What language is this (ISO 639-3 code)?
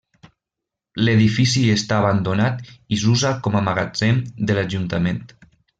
cat